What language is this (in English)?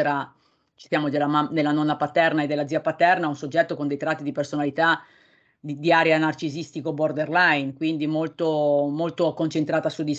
Italian